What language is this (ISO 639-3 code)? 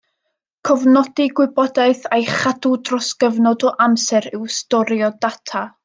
cym